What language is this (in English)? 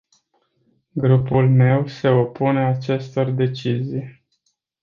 Romanian